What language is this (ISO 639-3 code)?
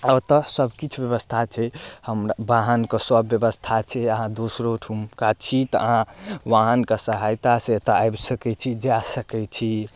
mai